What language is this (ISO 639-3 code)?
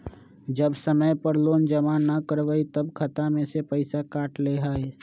mag